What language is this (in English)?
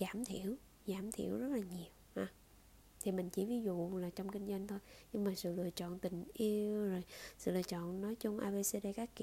Vietnamese